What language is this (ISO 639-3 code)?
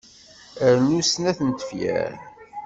kab